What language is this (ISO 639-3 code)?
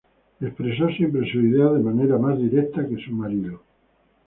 spa